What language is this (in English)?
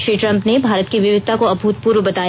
Hindi